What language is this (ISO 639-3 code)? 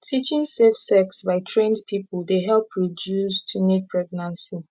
pcm